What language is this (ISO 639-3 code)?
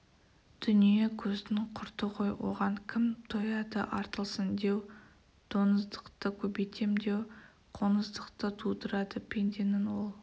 kaz